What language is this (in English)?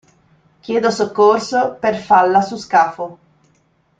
Italian